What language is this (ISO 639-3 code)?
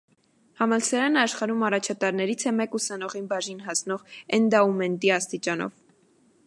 hye